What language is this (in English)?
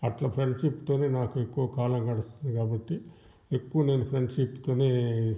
Telugu